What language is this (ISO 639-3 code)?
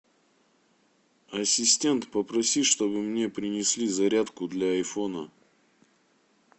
rus